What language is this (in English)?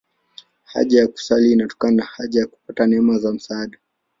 Swahili